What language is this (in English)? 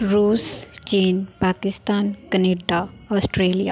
Punjabi